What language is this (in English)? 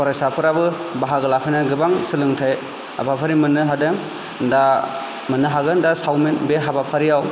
Bodo